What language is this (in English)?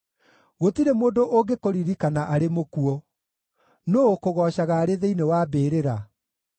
Kikuyu